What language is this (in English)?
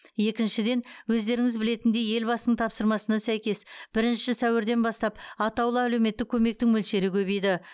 Kazakh